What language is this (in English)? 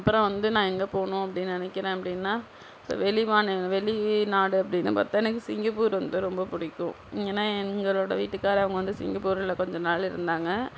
Tamil